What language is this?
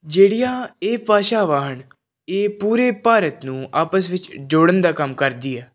Punjabi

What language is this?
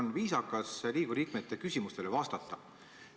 Estonian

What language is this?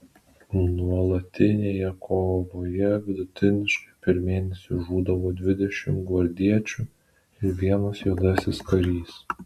Lithuanian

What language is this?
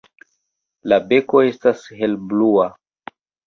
Esperanto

